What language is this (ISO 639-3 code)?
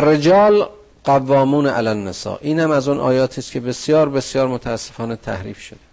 fas